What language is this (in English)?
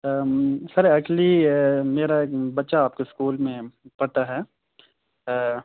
Urdu